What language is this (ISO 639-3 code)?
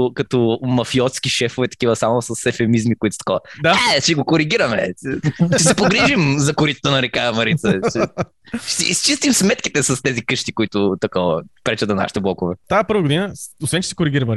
bul